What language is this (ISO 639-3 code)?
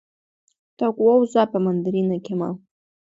abk